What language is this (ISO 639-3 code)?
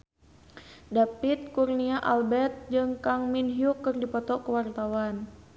sun